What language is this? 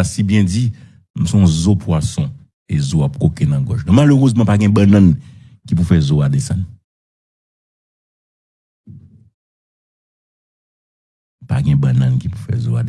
French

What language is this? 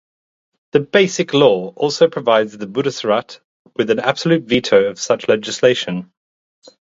English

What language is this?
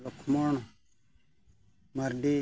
Santali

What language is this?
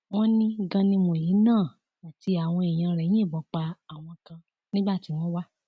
Yoruba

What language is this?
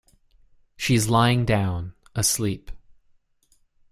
English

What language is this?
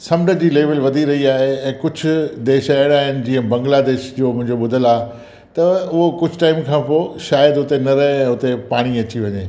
Sindhi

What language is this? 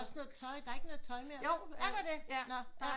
Danish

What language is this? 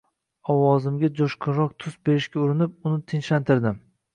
Uzbek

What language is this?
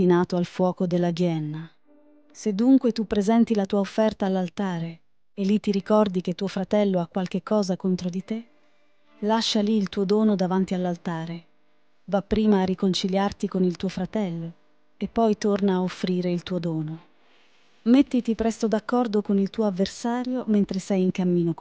Italian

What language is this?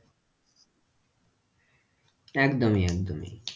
Bangla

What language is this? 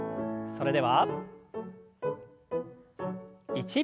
Japanese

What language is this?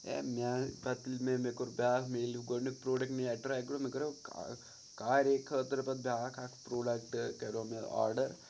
Kashmiri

